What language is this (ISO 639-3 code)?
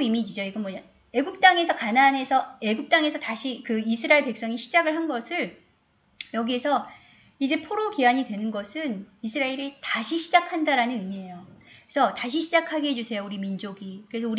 kor